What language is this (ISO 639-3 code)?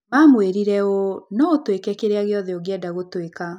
kik